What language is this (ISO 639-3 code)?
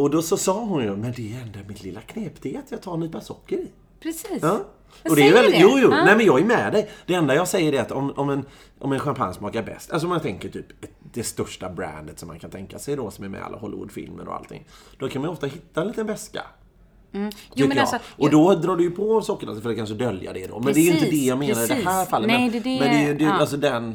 swe